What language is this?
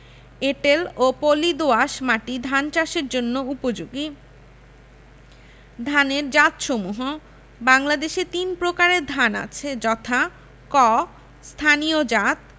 Bangla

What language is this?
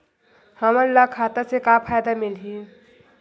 Chhattisgarhi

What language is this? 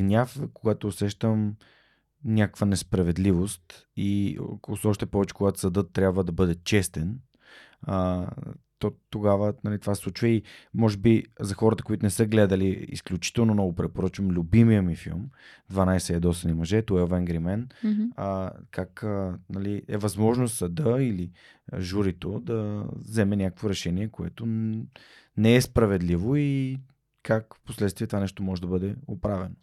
Bulgarian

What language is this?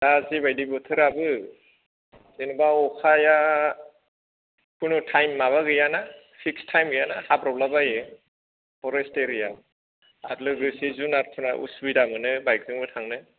Bodo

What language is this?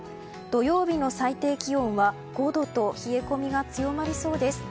Japanese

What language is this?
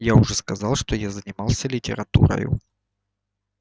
Russian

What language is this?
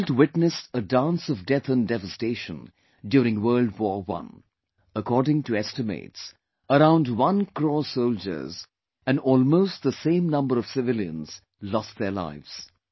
English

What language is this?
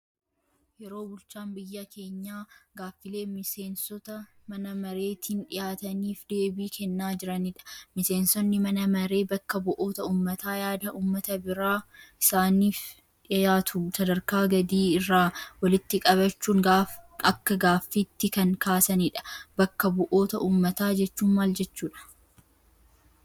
Oromo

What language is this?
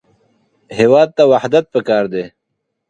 Pashto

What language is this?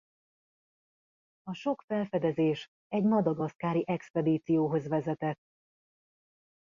Hungarian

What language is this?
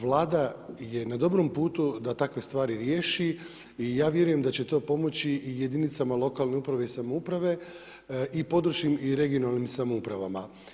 Croatian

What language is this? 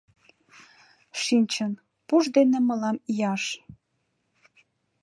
Mari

